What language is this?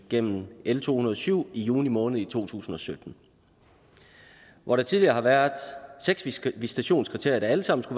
Danish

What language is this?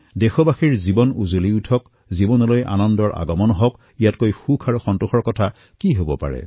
Assamese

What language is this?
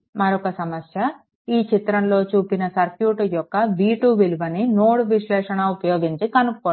Telugu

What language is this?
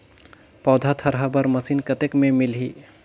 Chhattisgarhi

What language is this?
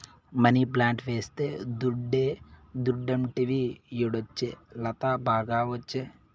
Telugu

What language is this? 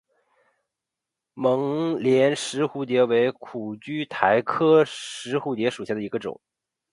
Chinese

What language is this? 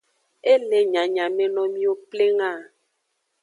Aja (Benin)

